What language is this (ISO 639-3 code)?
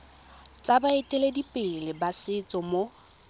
tsn